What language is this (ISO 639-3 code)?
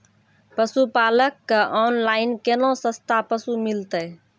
mai